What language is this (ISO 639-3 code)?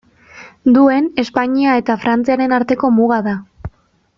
eus